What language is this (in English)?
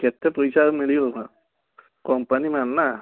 Odia